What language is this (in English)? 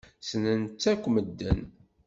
Kabyle